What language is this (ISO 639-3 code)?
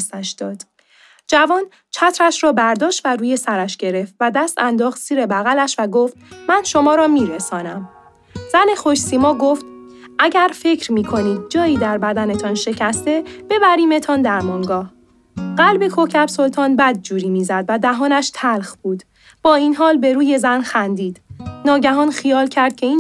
fas